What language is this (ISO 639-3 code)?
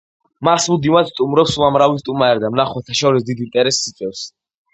kat